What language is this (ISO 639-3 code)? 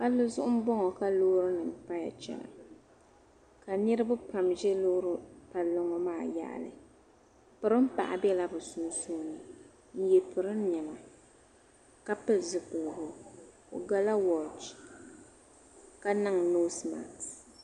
dag